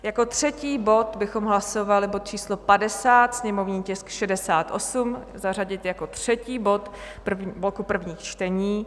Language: Czech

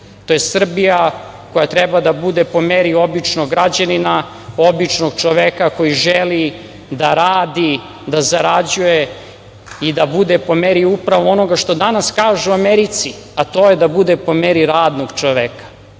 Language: Serbian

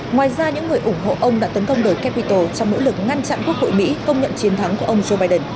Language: Vietnamese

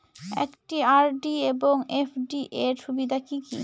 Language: Bangla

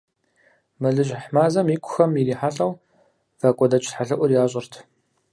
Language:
Kabardian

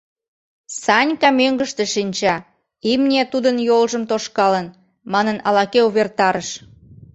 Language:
Mari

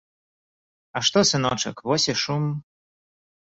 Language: Belarusian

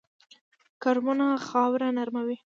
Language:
Pashto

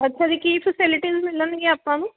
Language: Punjabi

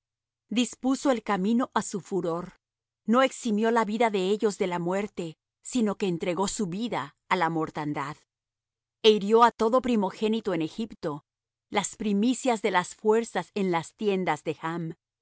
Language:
Spanish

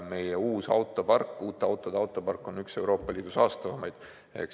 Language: Estonian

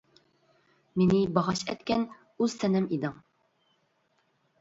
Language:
Uyghur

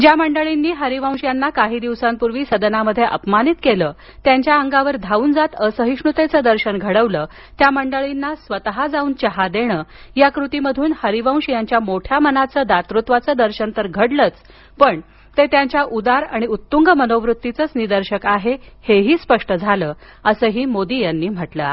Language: Marathi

